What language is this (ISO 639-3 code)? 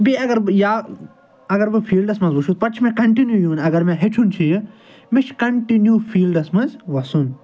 kas